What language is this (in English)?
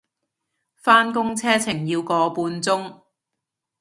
Cantonese